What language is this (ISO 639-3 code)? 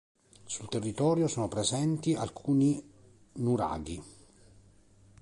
ita